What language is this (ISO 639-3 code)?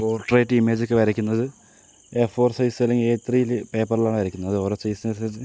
mal